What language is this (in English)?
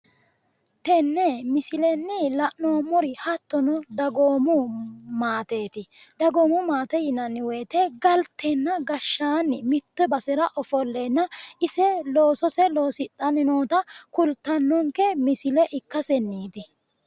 Sidamo